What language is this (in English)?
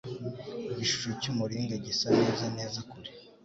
Kinyarwanda